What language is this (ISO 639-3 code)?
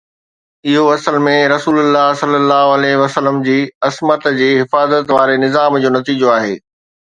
snd